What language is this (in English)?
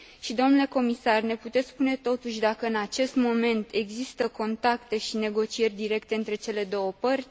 Romanian